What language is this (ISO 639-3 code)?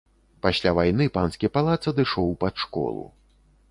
bel